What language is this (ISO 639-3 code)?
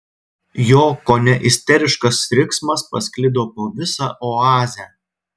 lit